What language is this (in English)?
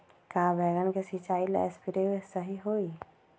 Magahi